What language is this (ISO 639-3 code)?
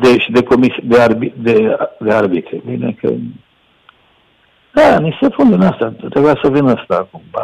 ron